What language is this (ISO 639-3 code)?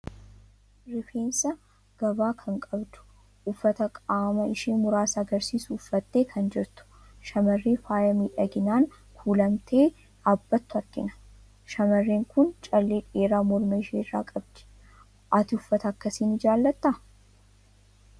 orm